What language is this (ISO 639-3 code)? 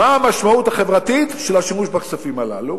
heb